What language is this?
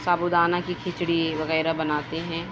Urdu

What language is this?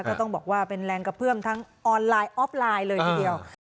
Thai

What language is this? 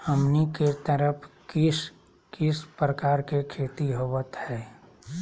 Magahi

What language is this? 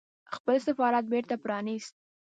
Pashto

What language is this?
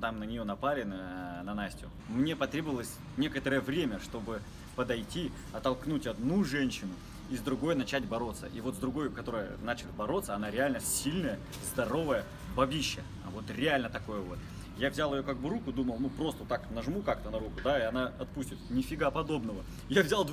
Russian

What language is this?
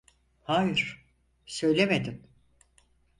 Turkish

